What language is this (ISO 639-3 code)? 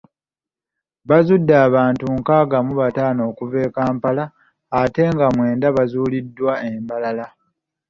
lug